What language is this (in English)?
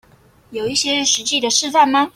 Chinese